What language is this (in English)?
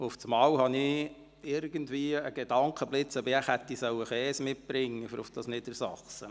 Swiss German